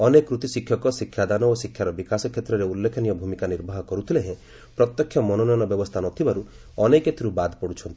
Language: Odia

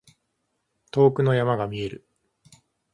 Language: Japanese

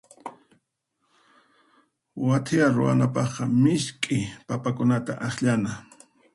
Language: Puno Quechua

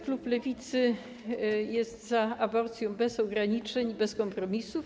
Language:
Polish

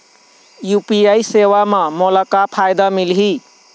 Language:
Chhattisgarhi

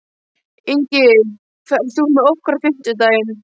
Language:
Icelandic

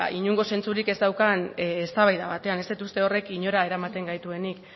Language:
Basque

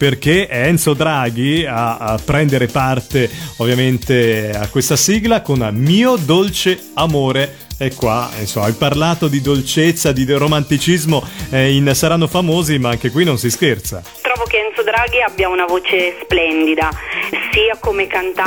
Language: Italian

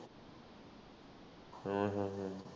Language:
Punjabi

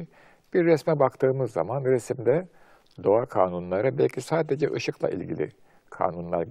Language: Turkish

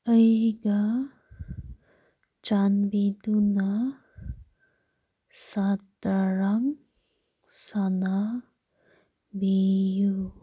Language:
Manipuri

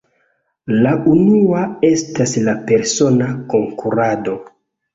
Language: Esperanto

